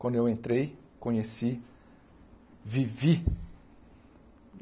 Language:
Portuguese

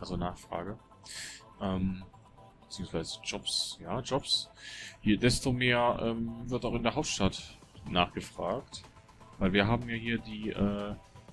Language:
German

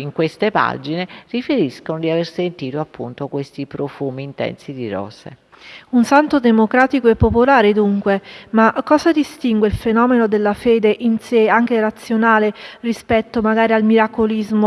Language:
Italian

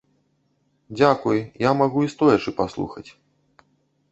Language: Belarusian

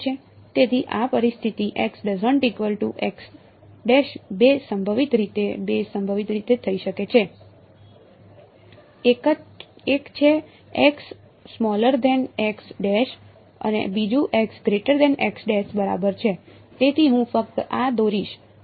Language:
Gujarati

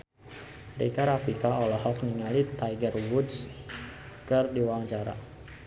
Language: Sundanese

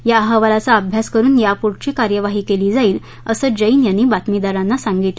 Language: Marathi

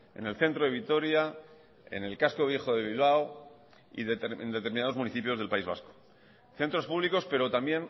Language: Spanish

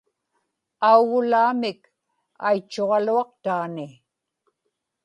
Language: Inupiaq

